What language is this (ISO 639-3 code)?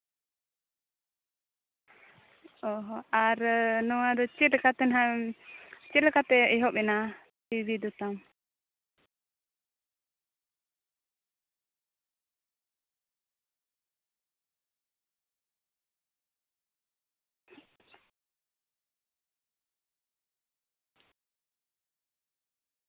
sat